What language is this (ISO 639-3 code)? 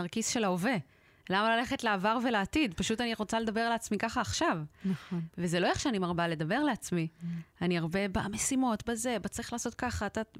heb